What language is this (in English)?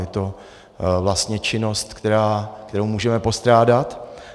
Czech